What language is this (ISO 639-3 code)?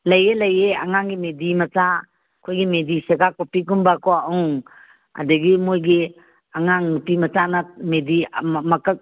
mni